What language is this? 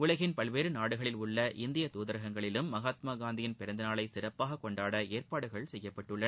Tamil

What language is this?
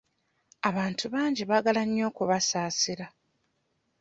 Ganda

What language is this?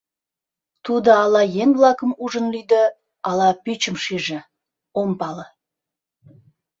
Mari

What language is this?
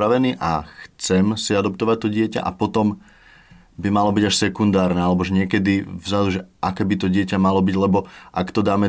Slovak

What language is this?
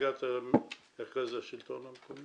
Hebrew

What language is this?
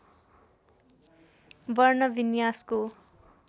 Nepali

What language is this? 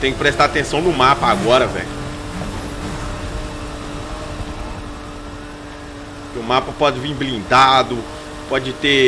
Portuguese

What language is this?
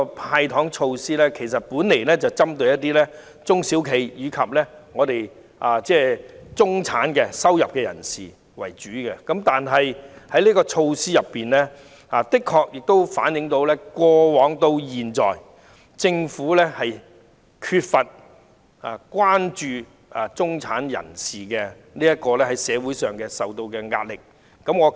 Cantonese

